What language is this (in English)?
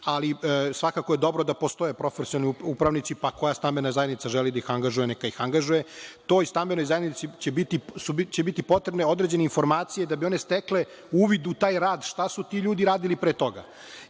Serbian